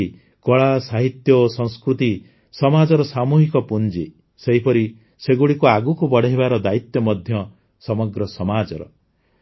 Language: Odia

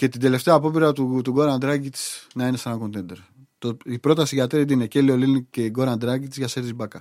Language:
Greek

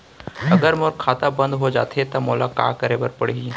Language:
Chhattisgarhi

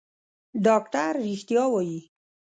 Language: Pashto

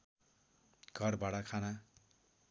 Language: Nepali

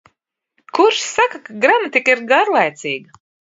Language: Latvian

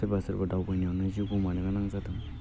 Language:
Bodo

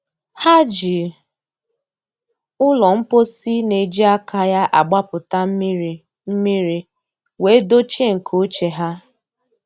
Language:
Igbo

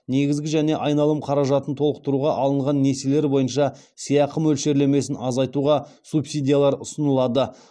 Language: Kazakh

